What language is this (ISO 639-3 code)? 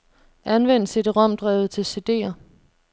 dan